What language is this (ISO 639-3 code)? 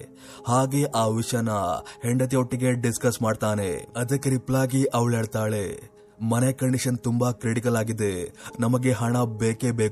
kan